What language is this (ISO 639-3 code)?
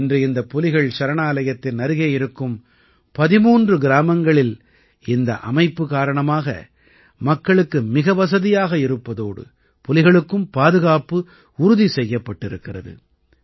tam